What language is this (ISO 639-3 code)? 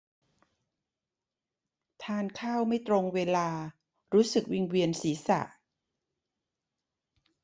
tha